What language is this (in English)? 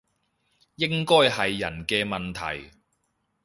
Cantonese